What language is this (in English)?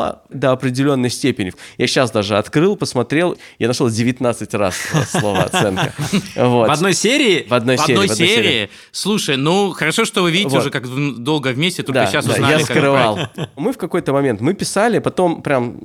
Russian